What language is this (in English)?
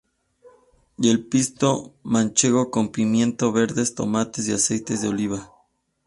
Spanish